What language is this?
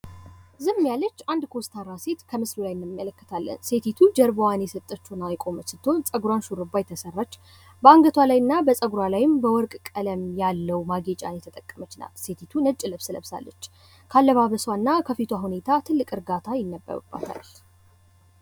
Amharic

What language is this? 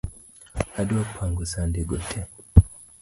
Luo (Kenya and Tanzania)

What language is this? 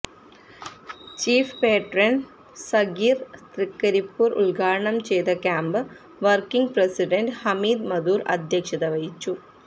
Malayalam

